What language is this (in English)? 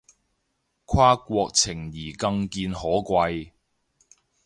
Cantonese